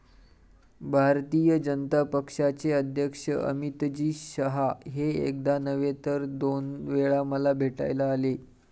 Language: Marathi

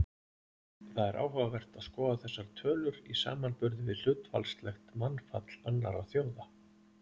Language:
Icelandic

